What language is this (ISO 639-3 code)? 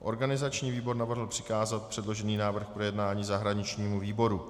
ces